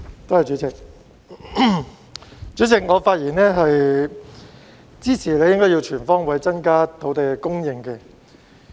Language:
Cantonese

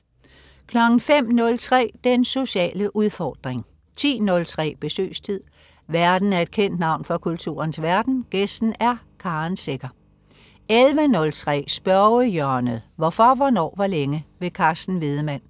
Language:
Danish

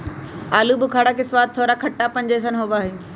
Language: Magahi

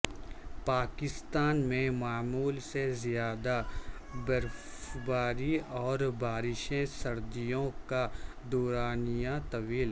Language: Urdu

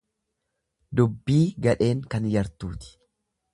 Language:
Oromo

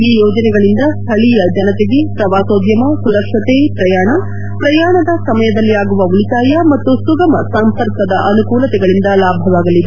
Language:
Kannada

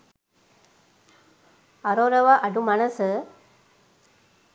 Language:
Sinhala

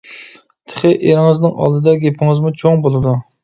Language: Uyghur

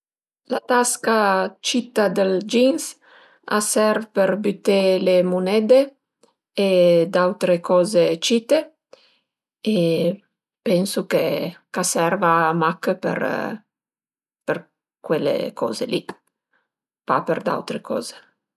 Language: Piedmontese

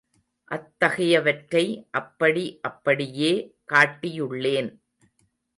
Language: Tamil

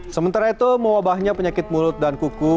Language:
Indonesian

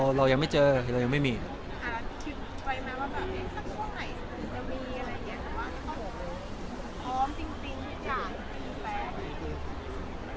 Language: Thai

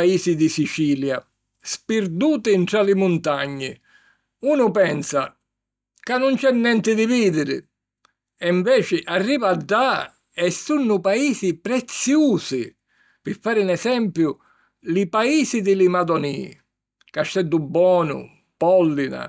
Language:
Sicilian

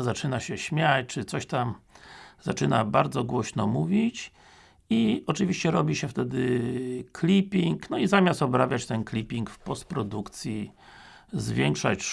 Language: Polish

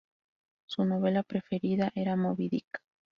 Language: Spanish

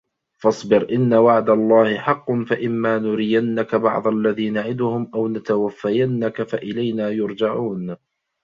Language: Arabic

